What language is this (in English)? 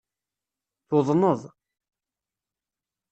Kabyle